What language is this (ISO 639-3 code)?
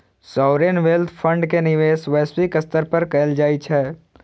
mai